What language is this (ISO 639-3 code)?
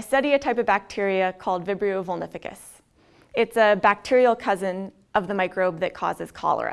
eng